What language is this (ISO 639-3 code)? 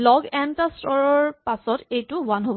asm